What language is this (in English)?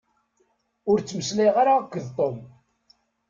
Kabyle